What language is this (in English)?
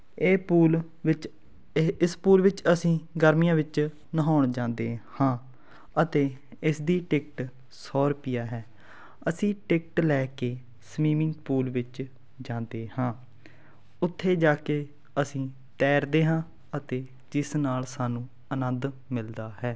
Punjabi